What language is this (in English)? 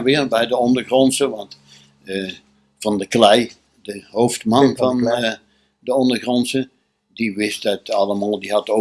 Dutch